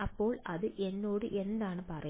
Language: Malayalam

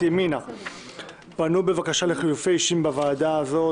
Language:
Hebrew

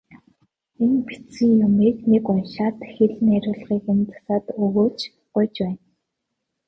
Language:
Mongolian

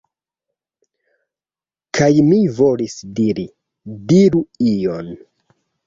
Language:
Esperanto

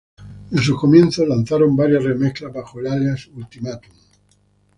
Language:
Spanish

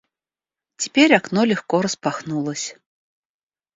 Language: Russian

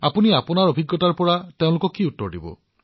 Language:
Assamese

